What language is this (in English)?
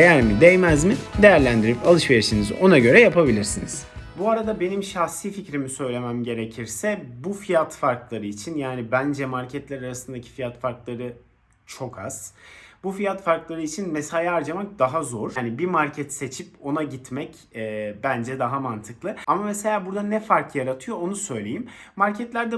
Turkish